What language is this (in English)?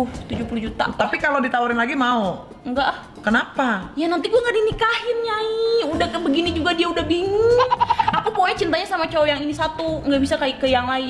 Indonesian